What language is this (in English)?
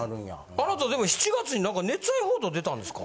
Japanese